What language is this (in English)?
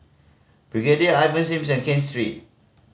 English